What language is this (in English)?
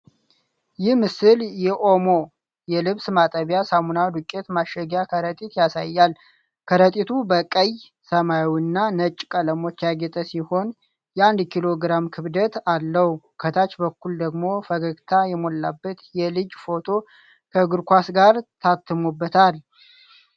Amharic